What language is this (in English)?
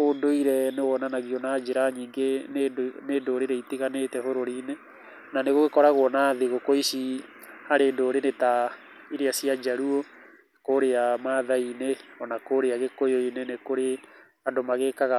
Kikuyu